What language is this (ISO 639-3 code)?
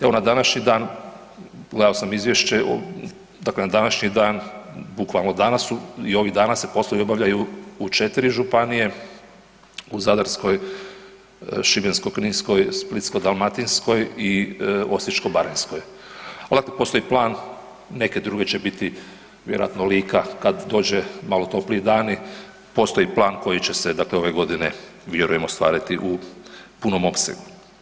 hrv